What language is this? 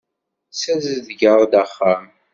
Kabyle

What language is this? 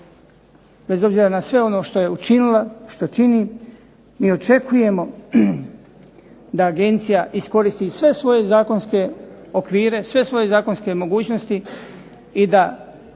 Croatian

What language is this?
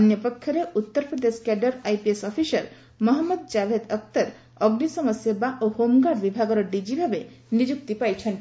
Odia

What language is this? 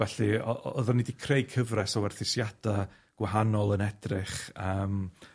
Welsh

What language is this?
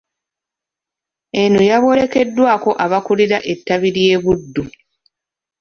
Ganda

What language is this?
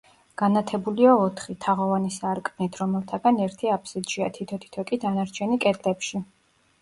Georgian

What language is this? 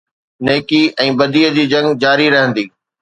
Sindhi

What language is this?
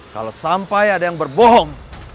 Indonesian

